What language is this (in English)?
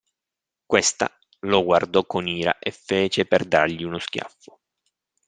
Italian